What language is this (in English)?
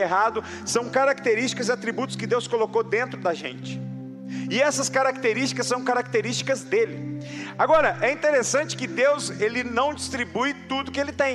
Portuguese